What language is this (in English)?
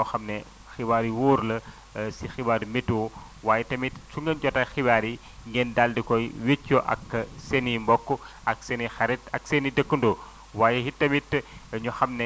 Wolof